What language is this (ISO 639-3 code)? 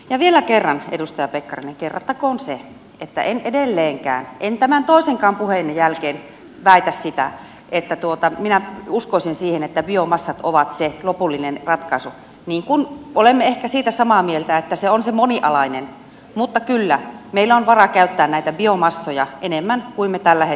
fin